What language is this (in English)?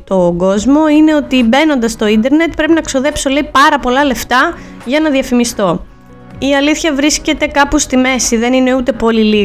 Greek